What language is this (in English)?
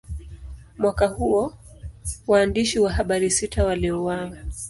Swahili